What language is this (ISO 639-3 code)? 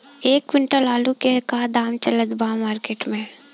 bho